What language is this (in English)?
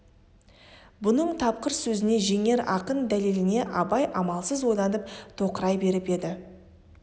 Kazakh